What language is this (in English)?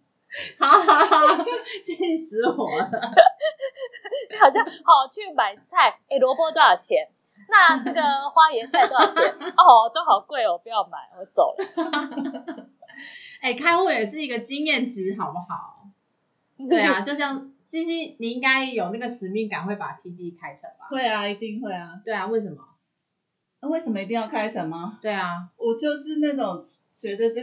Chinese